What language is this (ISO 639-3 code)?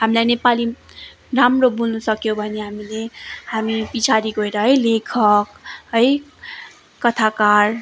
nep